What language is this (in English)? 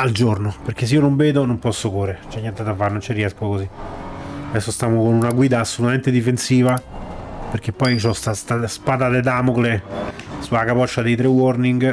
Italian